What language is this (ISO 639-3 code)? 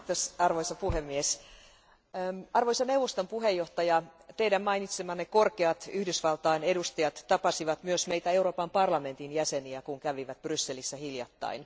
fin